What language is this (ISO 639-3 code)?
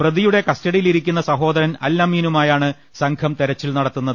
mal